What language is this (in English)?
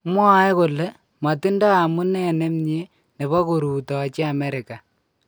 Kalenjin